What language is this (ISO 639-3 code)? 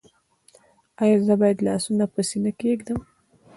pus